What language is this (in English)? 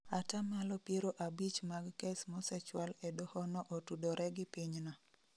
Luo (Kenya and Tanzania)